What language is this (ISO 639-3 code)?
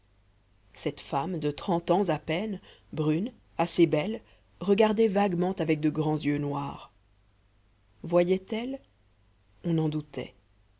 fra